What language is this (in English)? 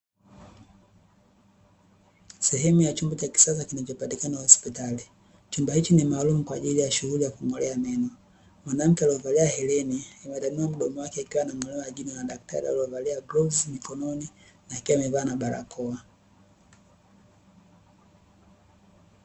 Swahili